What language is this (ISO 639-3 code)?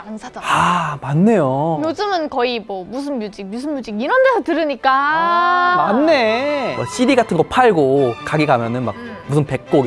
kor